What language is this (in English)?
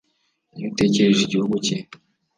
Kinyarwanda